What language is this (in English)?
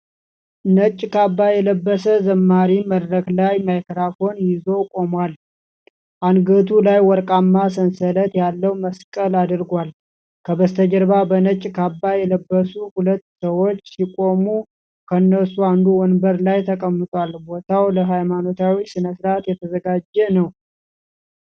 Amharic